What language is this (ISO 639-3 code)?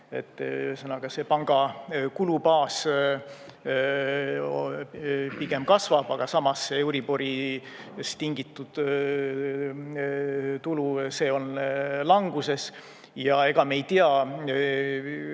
est